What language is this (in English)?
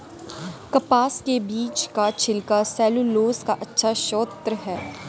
Hindi